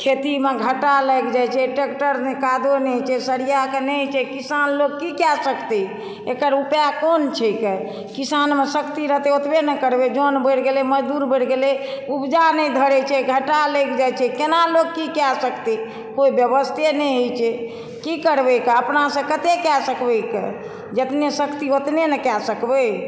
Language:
Maithili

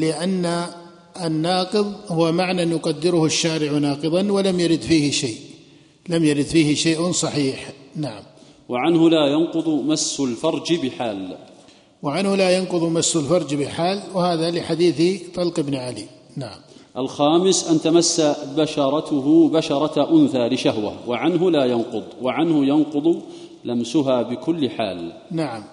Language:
Arabic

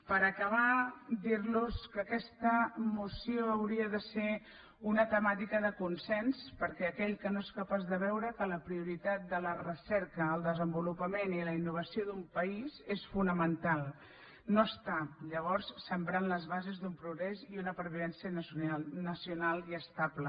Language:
Catalan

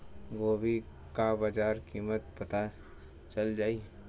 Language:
Bhojpuri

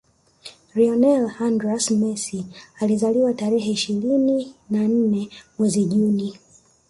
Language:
Swahili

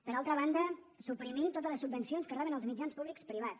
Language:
Catalan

